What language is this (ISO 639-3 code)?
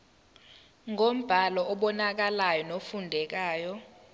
zul